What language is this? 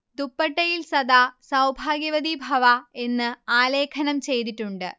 Malayalam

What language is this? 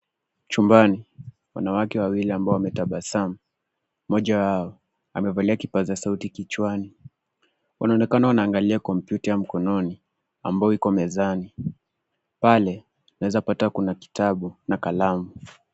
Swahili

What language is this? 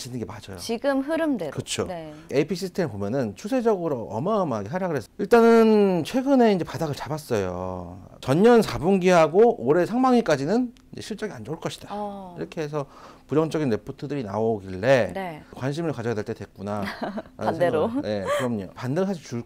Korean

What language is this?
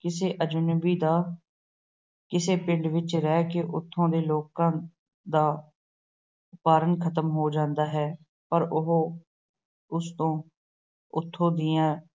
Punjabi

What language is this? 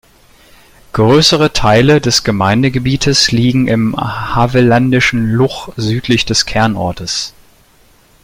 German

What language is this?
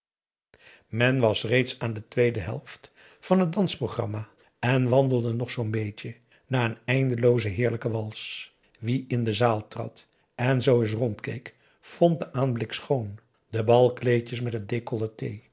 Dutch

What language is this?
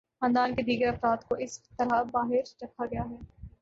Urdu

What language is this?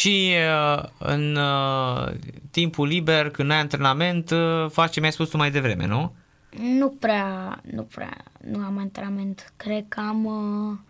Romanian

